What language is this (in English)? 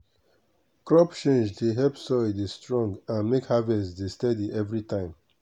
Nigerian Pidgin